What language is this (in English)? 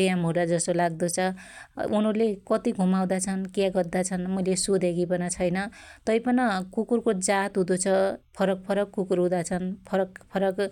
Dotyali